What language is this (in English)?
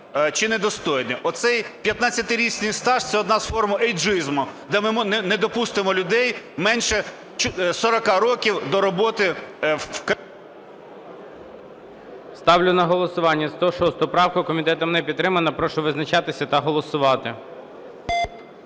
Ukrainian